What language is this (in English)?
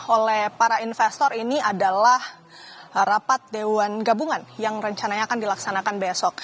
Indonesian